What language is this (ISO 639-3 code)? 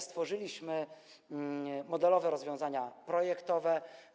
pol